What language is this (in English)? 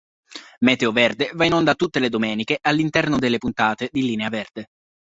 Italian